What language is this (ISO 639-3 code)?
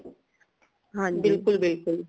pan